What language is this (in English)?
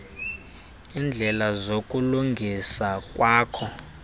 Xhosa